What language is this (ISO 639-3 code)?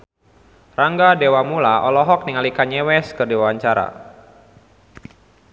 sun